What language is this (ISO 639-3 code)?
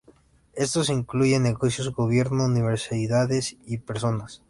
spa